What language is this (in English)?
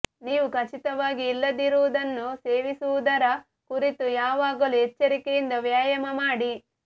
Kannada